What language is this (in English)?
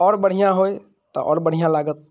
Maithili